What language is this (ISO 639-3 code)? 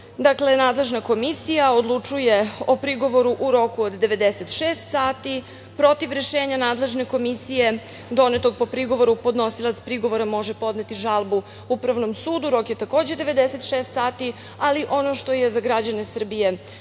srp